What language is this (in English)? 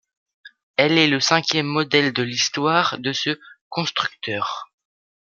French